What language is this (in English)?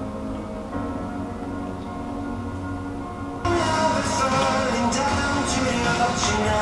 Korean